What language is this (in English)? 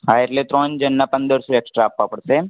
Gujarati